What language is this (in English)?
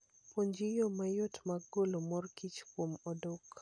Luo (Kenya and Tanzania)